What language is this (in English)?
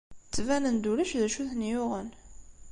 Kabyle